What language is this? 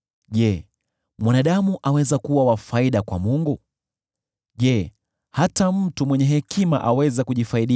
Swahili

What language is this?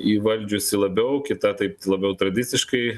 Lithuanian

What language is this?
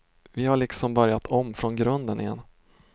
Swedish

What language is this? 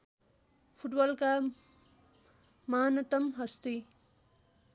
Nepali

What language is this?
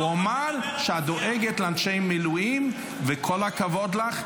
Hebrew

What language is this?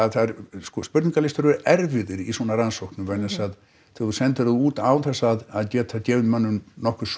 Icelandic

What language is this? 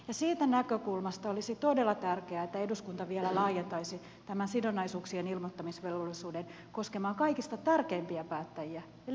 Finnish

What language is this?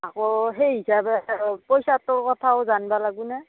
Assamese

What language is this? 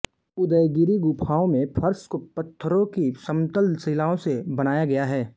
Hindi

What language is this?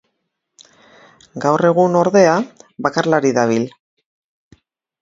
Basque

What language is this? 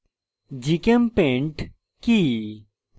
Bangla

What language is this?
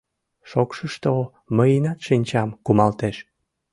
Mari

